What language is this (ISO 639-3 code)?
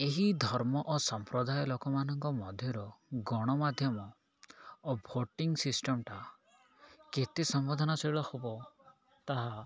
ori